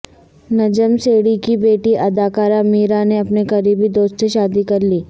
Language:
Urdu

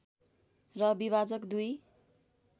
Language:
Nepali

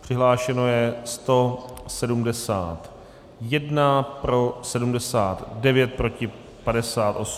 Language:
Czech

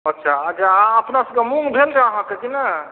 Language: Maithili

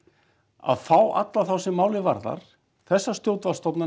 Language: Icelandic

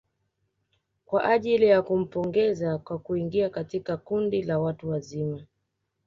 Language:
Swahili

